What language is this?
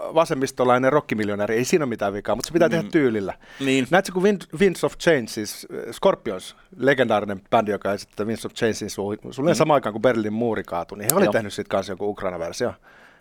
Finnish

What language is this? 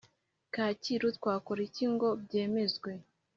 Kinyarwanda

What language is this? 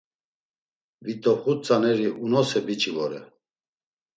Laz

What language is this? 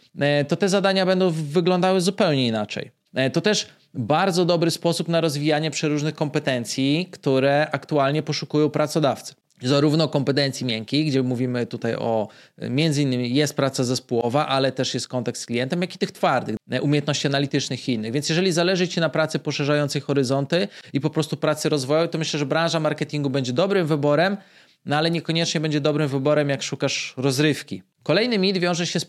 Polish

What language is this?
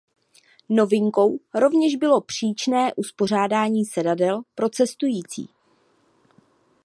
Czech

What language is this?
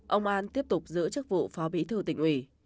Vietnamese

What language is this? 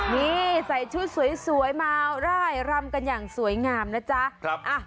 Thai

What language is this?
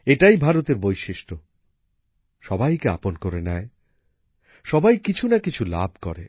Bangla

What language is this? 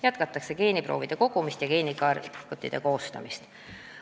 Estonian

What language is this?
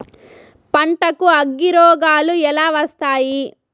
Telugu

